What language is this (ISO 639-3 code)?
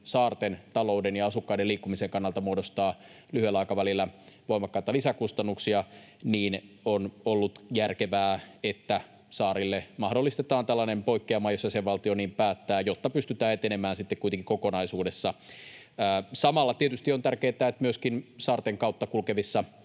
fin